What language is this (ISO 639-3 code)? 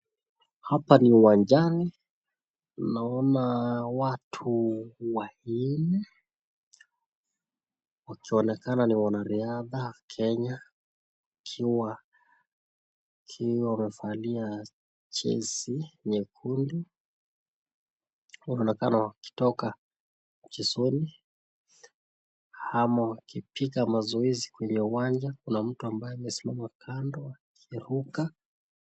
swa